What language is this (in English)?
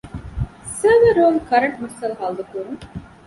Divehi